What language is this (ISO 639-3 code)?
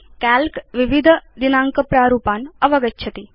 san